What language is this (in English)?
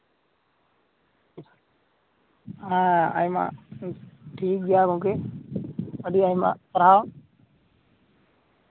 Santali